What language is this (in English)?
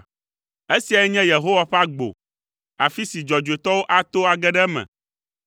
Ewe